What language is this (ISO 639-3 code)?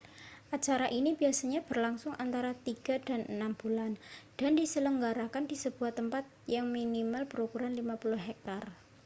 ind